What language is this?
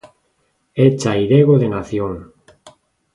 Galician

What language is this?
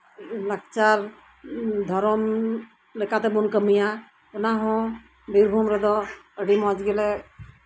Santali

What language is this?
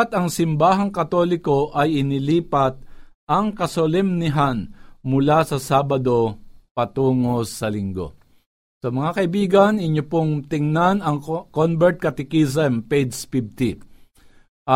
Filipino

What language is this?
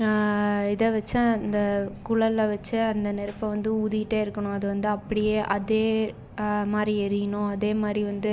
Tamil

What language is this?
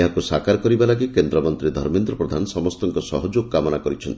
Odia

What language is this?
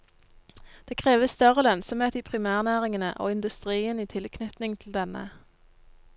Norwegian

